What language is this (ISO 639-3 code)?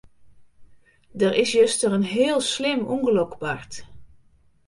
fry